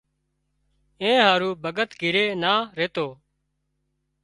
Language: Wadiyara Koli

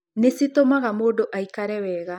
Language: Kikuyu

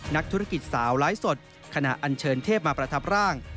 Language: Thai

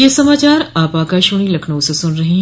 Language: Hindi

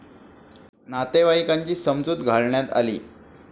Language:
Marathi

